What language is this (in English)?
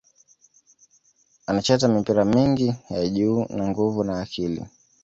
Swahili